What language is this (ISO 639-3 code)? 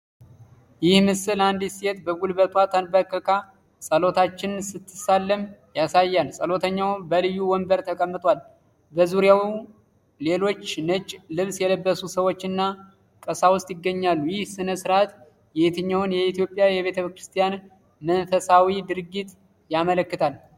amh